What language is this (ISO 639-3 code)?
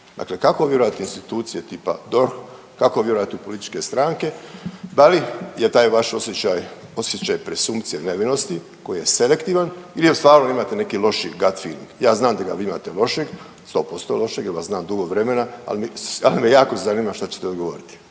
hrv